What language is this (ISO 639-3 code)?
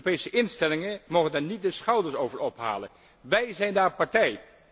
nld